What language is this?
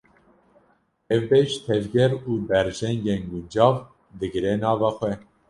Kurdish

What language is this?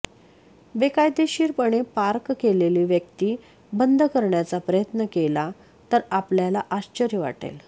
Marathi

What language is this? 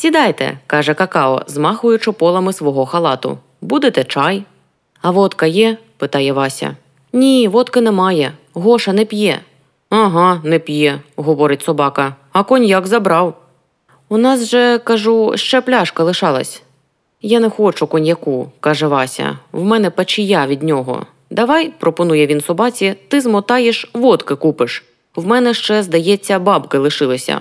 Ukrainian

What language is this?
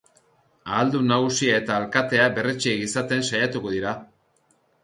Basque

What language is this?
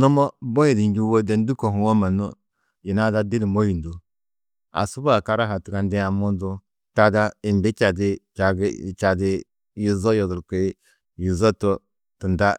Tedaga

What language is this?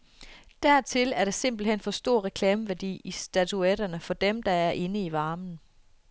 Danish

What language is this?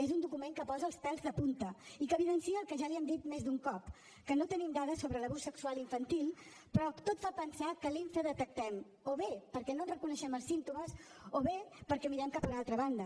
Catalan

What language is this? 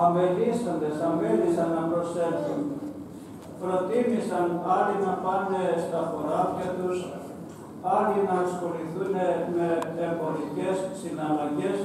Greek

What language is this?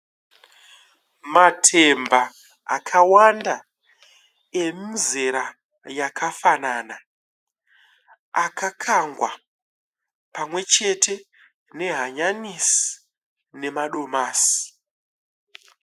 Shona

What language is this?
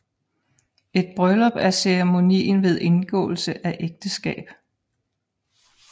Danish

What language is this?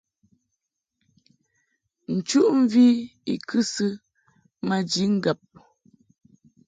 Mungaka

